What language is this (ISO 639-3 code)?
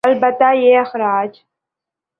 urd